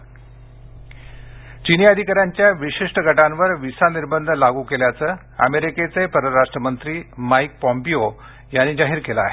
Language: Marathi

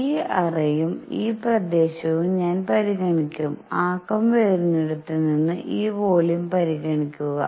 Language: Malayalam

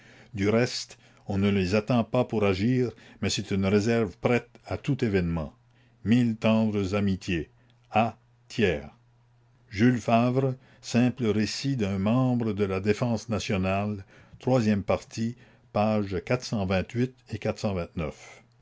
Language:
French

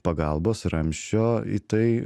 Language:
Lithuanian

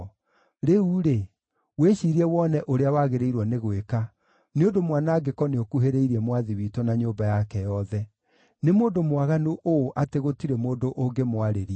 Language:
Kikuyu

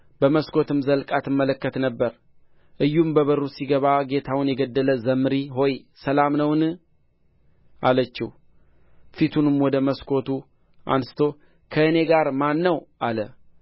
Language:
Amharic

